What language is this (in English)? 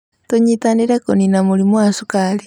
Kikuyu